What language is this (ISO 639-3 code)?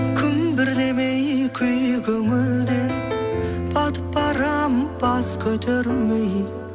kaz